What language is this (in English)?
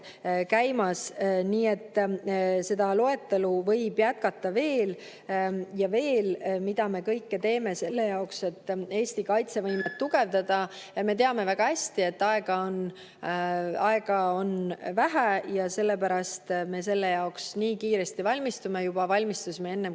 Estonian